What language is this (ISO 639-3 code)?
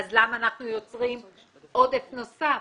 heb